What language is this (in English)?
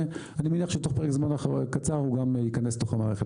Hebrew